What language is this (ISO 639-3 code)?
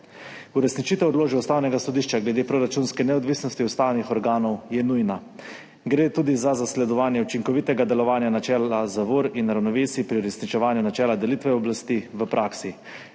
slv